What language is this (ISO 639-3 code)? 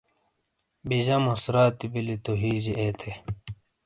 scl